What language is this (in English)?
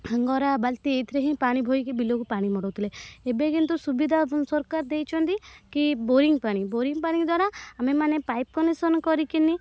Odia